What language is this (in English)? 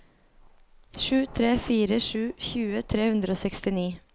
Norwegian